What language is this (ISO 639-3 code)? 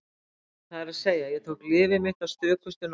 isl